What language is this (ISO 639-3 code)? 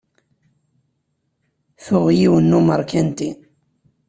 kab